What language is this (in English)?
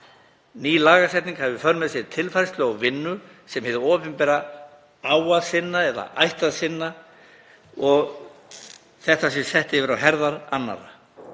Icelandic